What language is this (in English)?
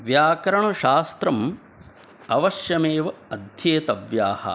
Sanskrit